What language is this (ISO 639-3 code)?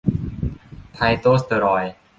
tha